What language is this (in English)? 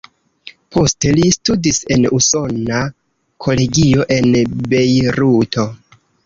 Esperanto